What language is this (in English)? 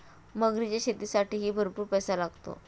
Marathi